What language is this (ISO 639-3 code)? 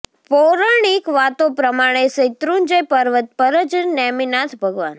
guj